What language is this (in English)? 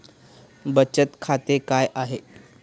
Marathi